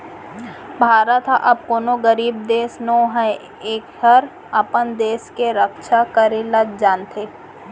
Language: Chhattisgarhi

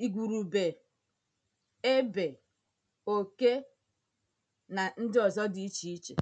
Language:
Igbo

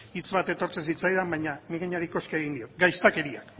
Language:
Basque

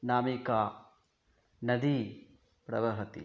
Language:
Sanskrit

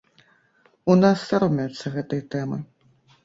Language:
Belarusian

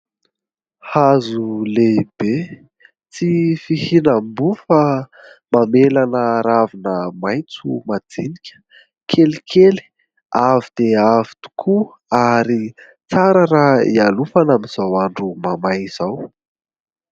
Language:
Malagasy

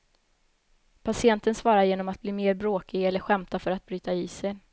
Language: Swedish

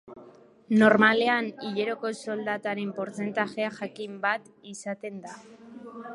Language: Basque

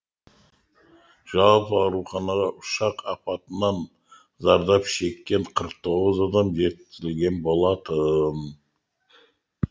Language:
Kazakh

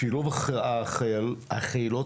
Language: Hebrew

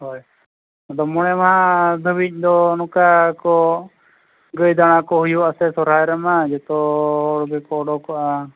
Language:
Santali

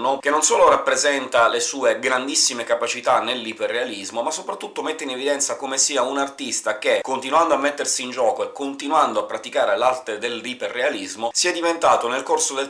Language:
Italian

